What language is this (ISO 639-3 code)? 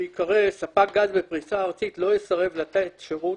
heb